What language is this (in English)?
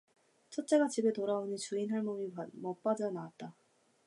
Korean